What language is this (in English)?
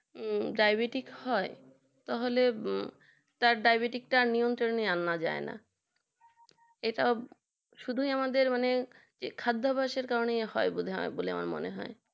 Bangla